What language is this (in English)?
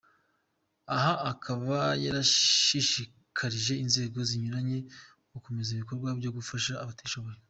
Kinyarwanda